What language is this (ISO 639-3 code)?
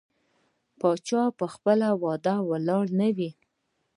pus